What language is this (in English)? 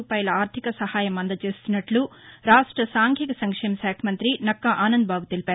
Telugu